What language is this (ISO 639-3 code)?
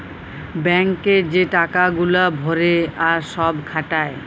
ben